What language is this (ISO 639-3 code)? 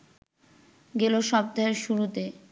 ben